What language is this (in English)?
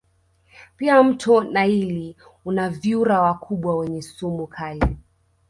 Swahili